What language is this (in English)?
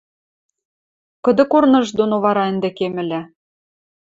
Western Mari